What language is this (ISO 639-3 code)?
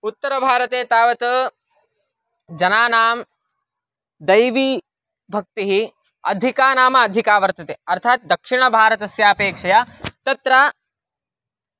san